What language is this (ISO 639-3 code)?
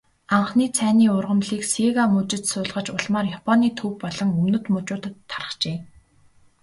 mon